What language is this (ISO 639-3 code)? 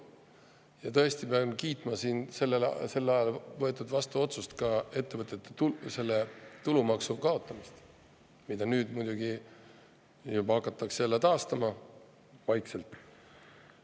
est